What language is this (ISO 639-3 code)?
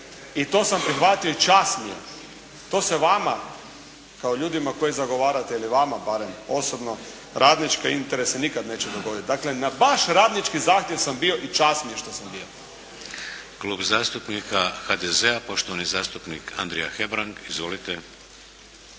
hrv